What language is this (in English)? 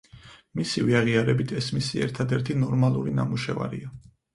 Georgian